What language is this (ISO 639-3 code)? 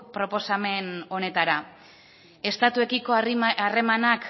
eus